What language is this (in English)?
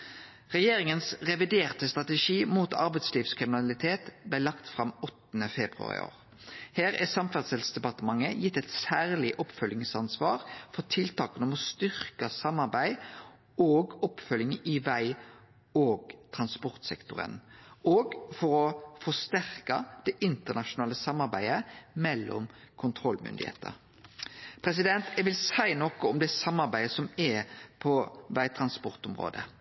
Norwegian Nynorsk